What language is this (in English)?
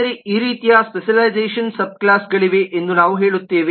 Kannada